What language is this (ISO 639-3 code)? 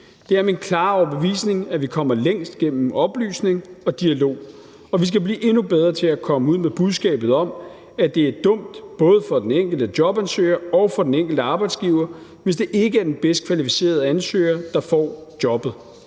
dan